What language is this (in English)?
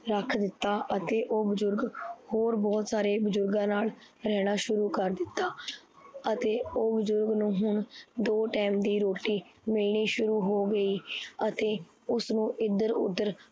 Punjabi